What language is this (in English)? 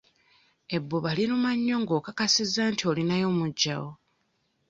Ganda